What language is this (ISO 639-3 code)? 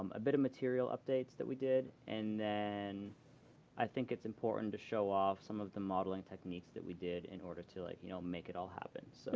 eng